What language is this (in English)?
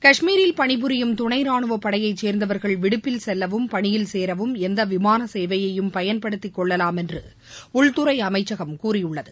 Tamil